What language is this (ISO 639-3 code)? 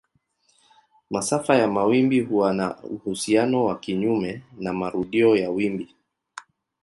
swa